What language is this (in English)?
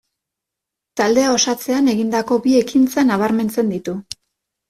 Basque